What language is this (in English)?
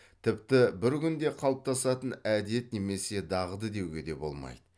Kazakh